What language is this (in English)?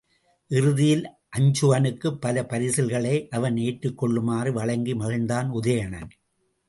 Tamil